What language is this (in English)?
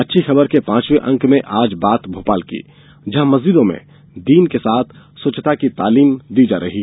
Hindi